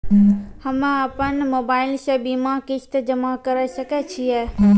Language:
Maithili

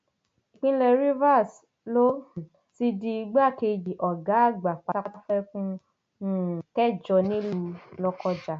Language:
Yoruba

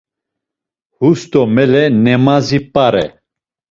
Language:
Laz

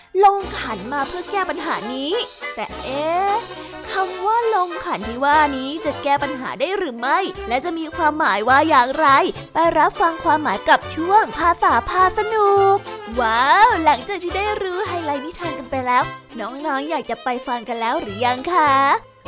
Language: Thai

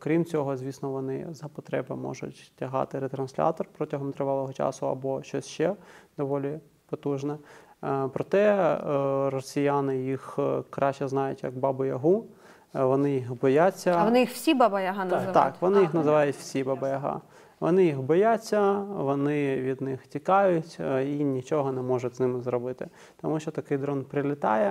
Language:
Ukrainian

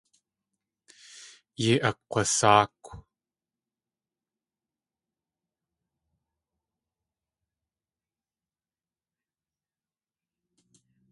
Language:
Tlingit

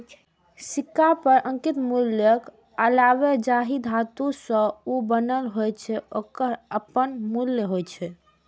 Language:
Maithili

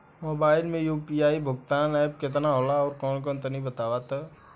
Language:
Bhojpuri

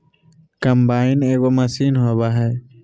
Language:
Magahi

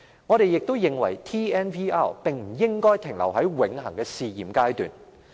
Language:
Cantonese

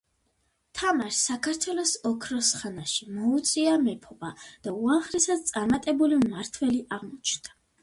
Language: Georgian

